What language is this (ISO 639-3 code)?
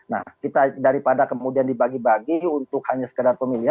ind